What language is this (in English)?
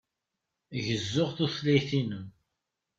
Kabyle